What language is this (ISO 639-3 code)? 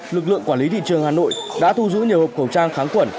vie